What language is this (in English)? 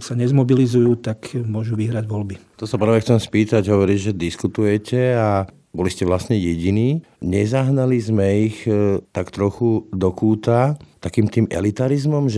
Slovak